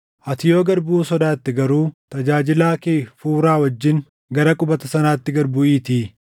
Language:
Oromo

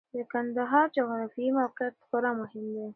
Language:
Pashto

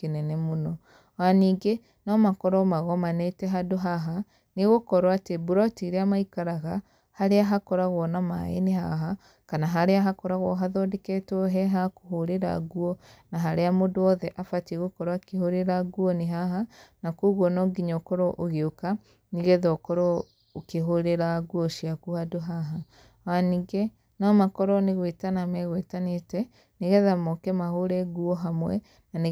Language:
Kikuyu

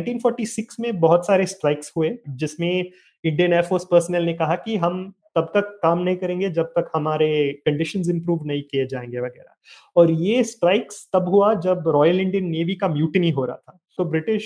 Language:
Hindi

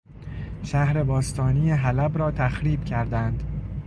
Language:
Persian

